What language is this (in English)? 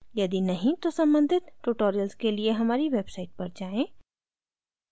Hindi